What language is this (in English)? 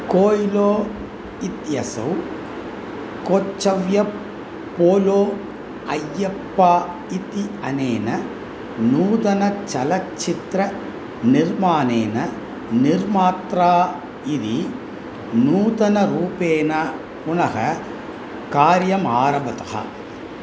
Sanskrit